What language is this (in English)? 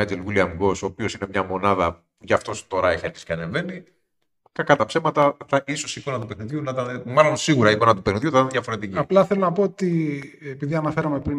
Greek